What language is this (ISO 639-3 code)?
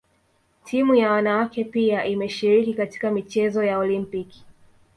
swa